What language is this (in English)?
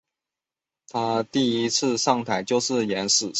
Chinese